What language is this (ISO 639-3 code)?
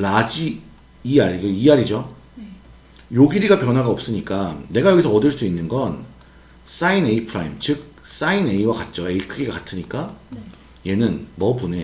kor